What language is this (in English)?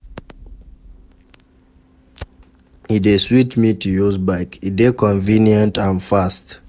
Nigerian Pidgin